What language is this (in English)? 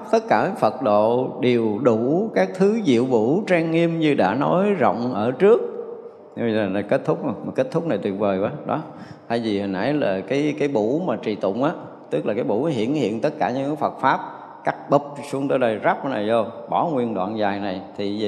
Vietnamese